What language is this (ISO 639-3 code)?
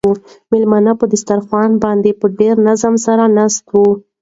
pus